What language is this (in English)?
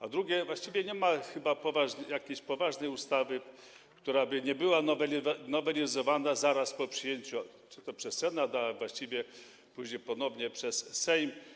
Polish